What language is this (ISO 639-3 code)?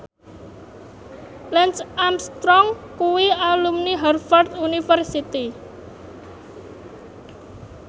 jav